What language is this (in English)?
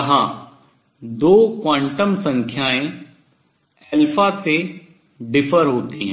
Hindi